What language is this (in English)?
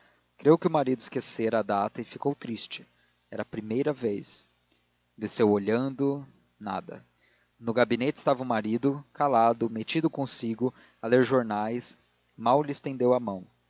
Portuguese